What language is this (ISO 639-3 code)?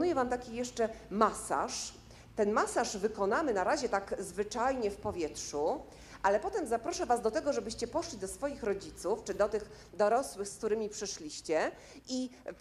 pol